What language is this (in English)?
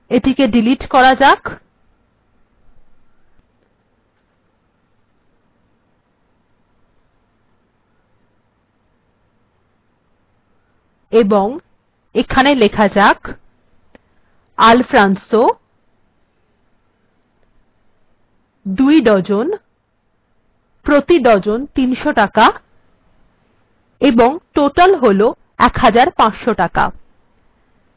Bangla